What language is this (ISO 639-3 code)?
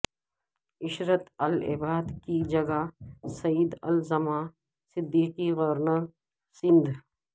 urd